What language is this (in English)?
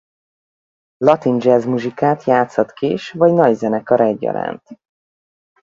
Hungarian